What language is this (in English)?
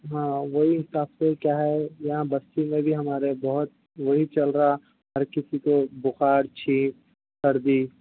Urdu